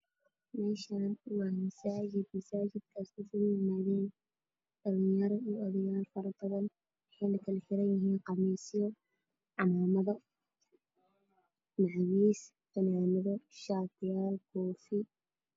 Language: Somali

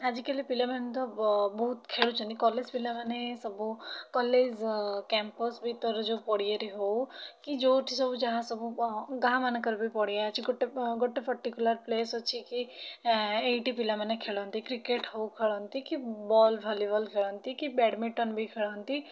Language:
Odia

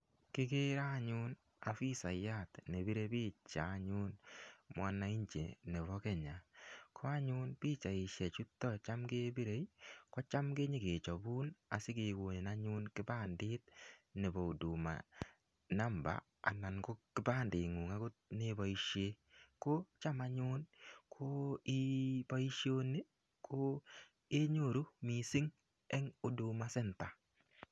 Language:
Kalenjin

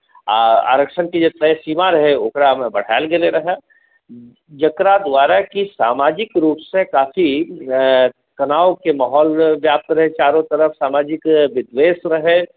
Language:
Maithili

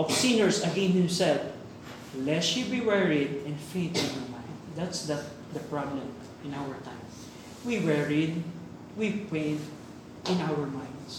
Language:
Filipino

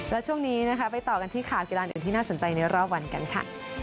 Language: Thai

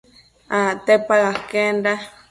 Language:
Matsés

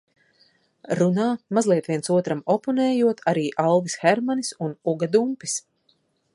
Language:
Latvian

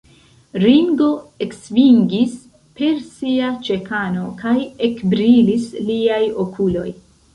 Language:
Esperanto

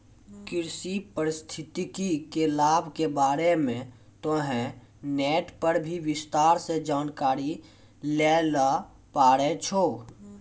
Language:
Maithili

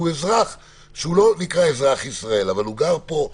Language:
Hebrew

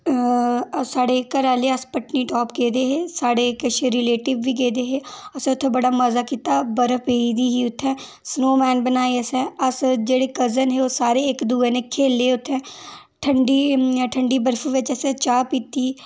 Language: Dogri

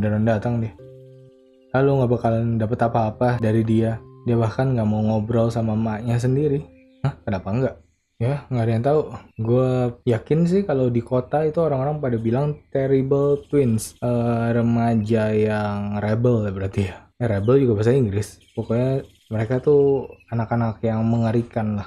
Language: Indonesian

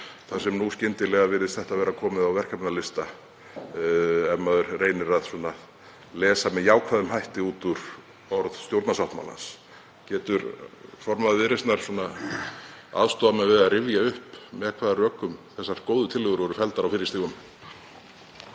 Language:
Icelandic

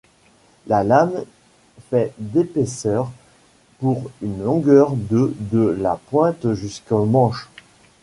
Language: French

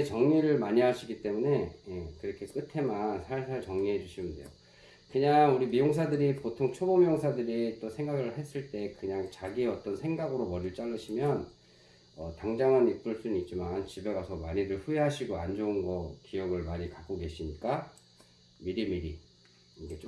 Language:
Korean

